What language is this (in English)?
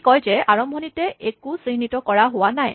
Assamese